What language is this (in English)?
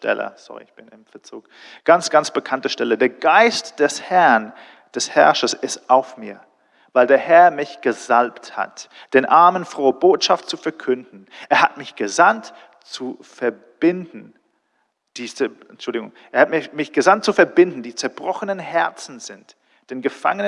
German